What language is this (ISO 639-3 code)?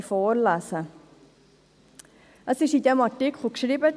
gsw